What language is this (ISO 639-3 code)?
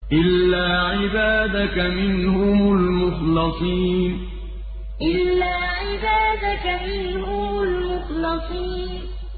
ara